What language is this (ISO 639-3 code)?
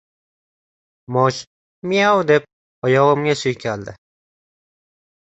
uzb